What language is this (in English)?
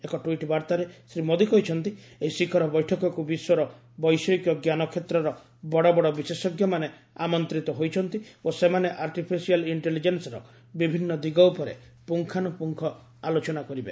Odia